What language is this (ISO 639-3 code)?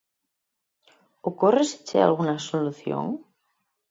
glg